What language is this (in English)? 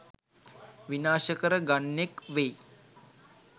Sinhala